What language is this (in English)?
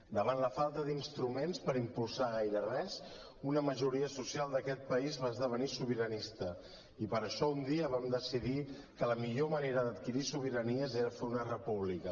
Catalan